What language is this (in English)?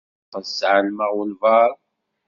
Kabyle